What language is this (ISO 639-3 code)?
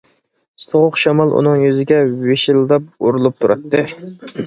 uig